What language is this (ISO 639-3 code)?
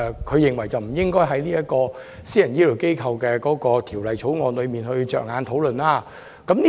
yue